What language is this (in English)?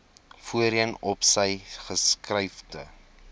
Afrikaans